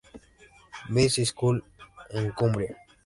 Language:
Spanish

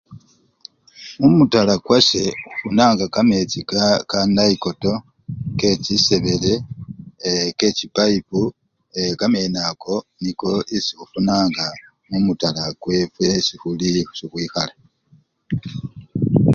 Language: Luyia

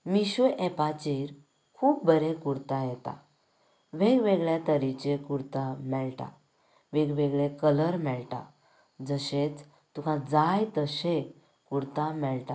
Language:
Konkani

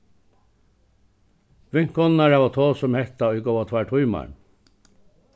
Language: Faroese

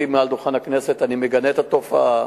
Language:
Hebrew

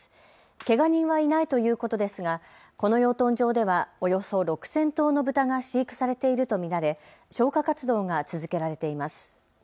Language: Japanese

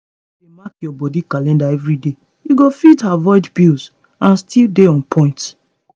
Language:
Nigerian Pidgin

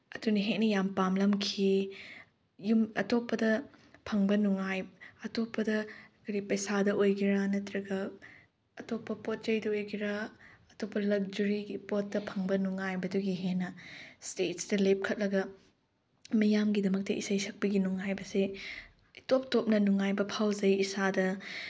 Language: Manipuri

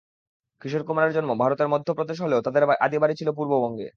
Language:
Bangla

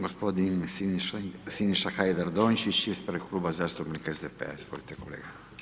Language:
Croatian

